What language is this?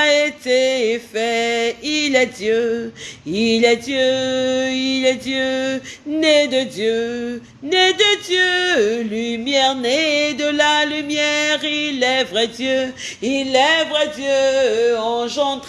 French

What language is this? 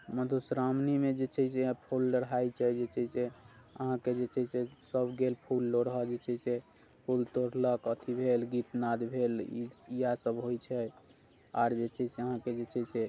Maithili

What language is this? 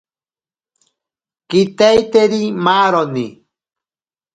Ashéninka Perené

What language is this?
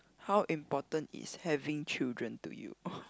English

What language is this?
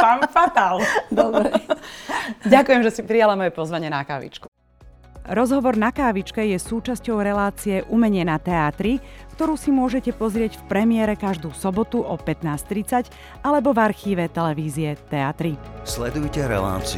Slovak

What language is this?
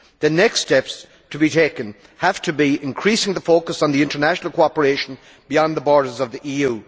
English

